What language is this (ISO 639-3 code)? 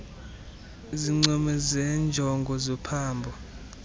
xho